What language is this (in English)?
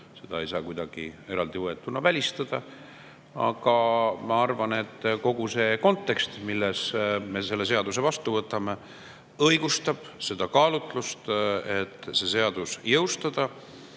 Estonian